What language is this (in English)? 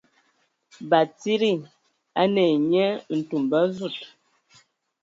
Ewondo